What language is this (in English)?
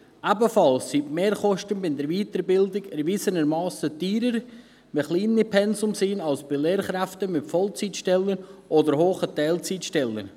Swiss German